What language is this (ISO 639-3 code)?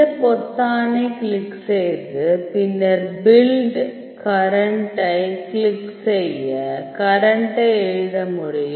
tam